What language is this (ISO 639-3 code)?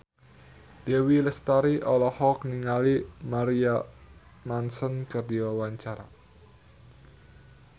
sun